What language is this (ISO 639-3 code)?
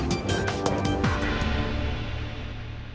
ukr